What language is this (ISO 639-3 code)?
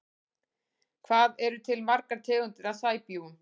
isl